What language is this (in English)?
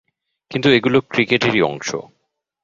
Bangla